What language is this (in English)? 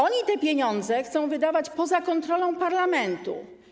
Polish